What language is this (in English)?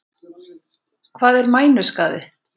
Icelandic